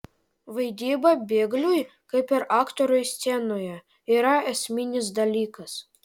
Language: Lithuanian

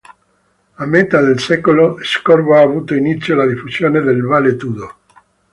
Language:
Italian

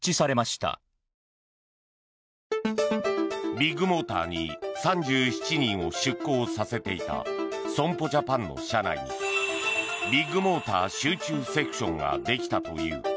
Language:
Japanese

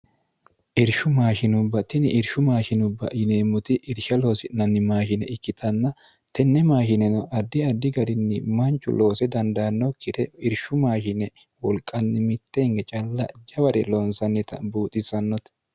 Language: Sidamo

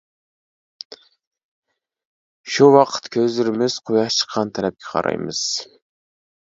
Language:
Uyghur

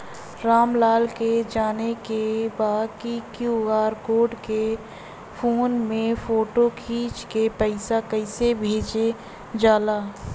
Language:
Bhojpuri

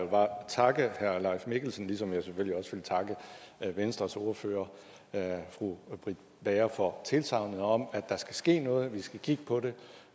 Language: Danish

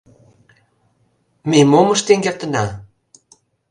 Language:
Mari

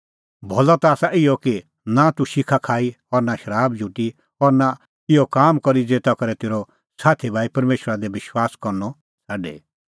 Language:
Kullu Pahari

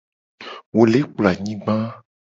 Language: Gen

